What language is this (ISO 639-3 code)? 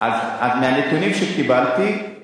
heb